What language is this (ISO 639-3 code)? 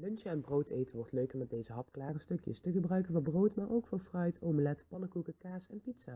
nld